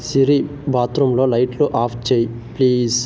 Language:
Telugu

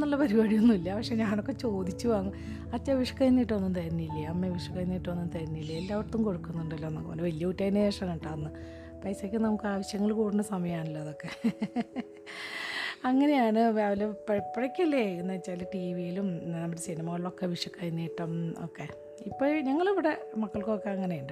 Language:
Malayalam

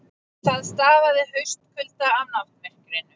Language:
Icelandic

